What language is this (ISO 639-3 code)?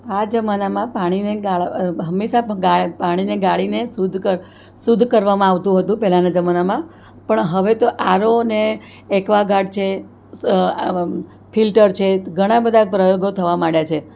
guj